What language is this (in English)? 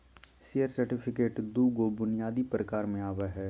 Magahi